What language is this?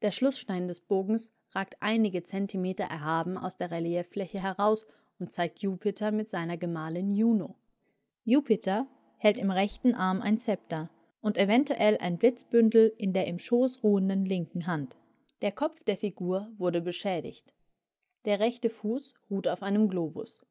German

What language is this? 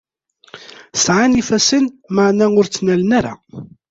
Kabyle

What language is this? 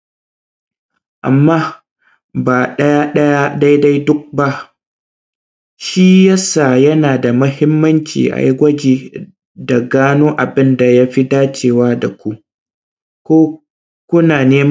Hausa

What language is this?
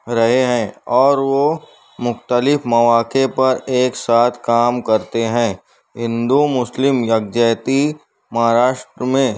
Urdu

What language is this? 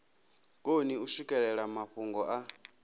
Venda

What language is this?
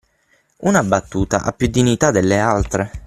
Italian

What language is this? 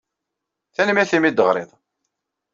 Kabyle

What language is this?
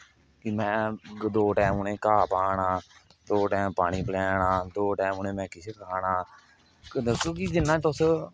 Dogri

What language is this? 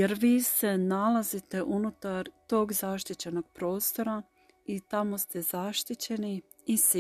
Croatian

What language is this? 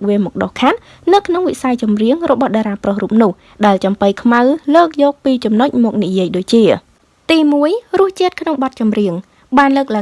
Vietnamese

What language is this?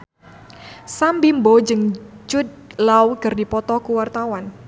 Sundanese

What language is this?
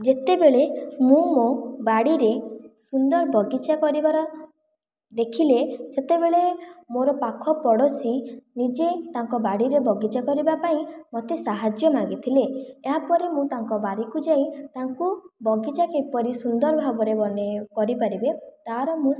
Odia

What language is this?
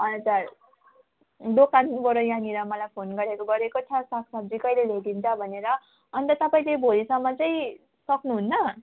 Nepali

